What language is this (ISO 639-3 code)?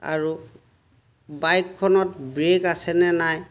asm